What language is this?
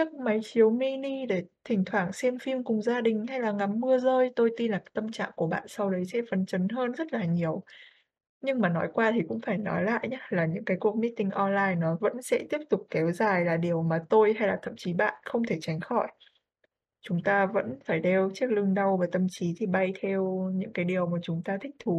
Vietnamese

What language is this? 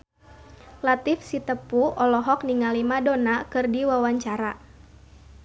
Sundanese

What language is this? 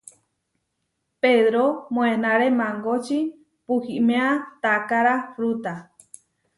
Huarijio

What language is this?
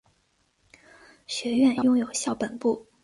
Chinese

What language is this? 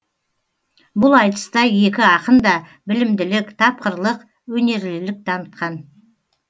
Kazakh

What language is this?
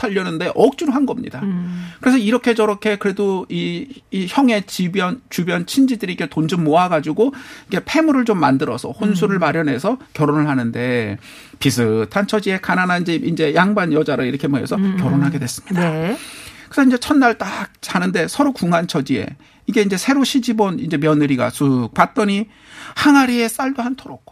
Korean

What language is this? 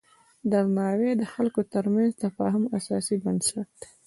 Pashto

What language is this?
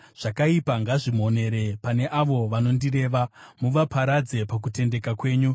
Shona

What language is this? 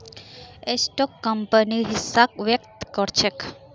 Magahi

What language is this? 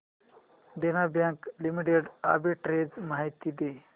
Marathi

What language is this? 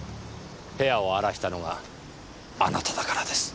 Japanese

